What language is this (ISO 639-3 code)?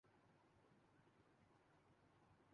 urd